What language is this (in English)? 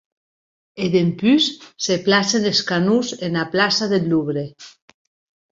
Occitan